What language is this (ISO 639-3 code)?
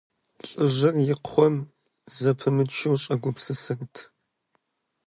kbd